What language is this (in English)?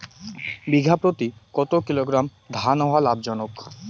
Bangla